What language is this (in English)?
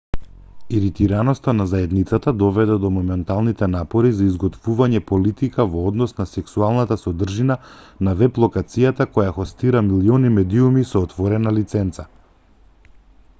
Macedonian